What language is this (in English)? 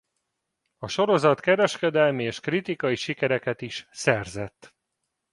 Hungarian